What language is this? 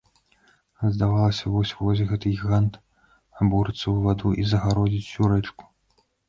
Belarusian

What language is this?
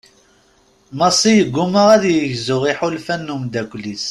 Kabyle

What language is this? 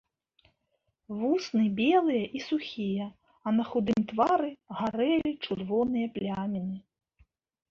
Belarusian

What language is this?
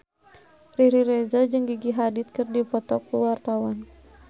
Sundanese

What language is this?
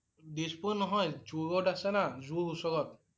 Assamese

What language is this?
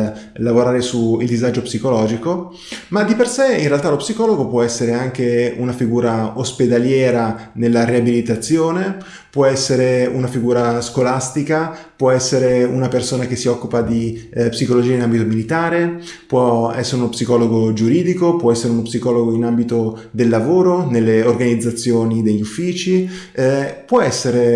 Italian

